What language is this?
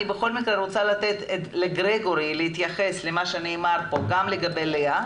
Hebrew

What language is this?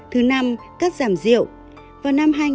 Vietnamese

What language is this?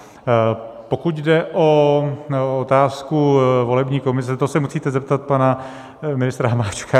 Czech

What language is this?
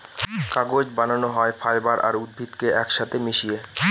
Bangla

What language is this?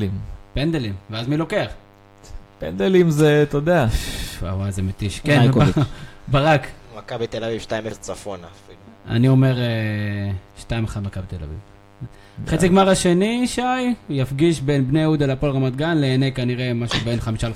Hebrew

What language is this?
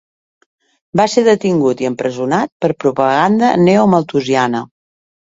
Catalan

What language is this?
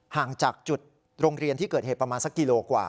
Thai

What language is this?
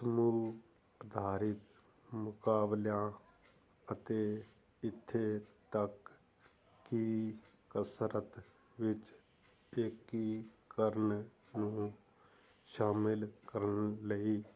Punjabi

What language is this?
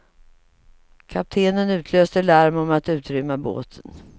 Swedish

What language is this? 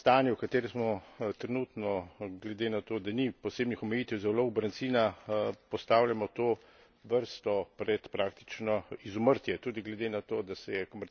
Slovenian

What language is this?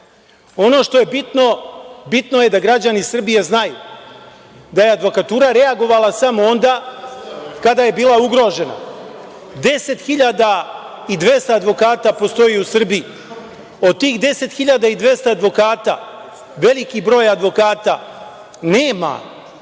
Serbian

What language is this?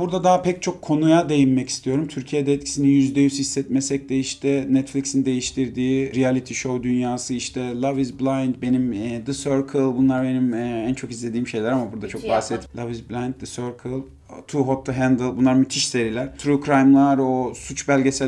Turkish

